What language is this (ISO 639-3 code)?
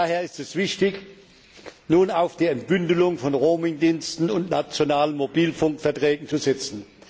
deu